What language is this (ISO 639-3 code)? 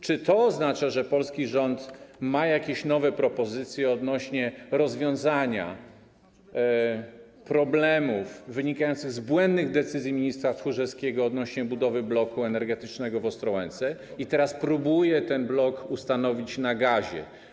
pol